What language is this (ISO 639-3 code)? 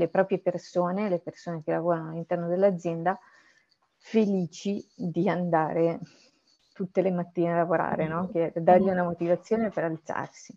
ita